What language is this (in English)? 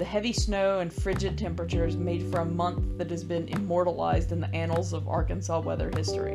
English